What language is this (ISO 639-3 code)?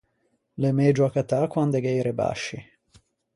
lij